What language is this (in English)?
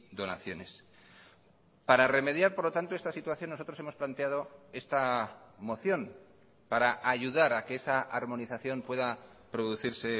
Spanish